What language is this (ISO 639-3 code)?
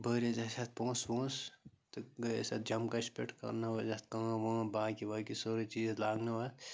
kas